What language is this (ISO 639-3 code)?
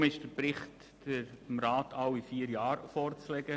gsw